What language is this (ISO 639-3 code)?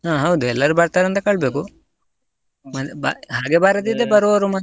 kan